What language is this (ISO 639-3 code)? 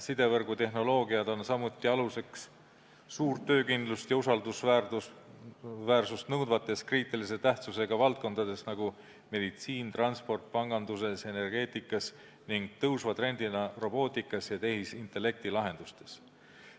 est